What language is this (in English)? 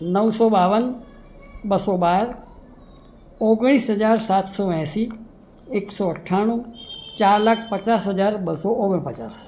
Gujarati